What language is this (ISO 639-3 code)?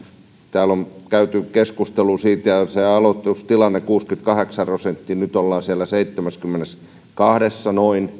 fin